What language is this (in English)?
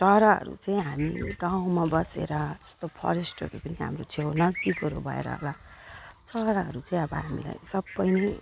Nepali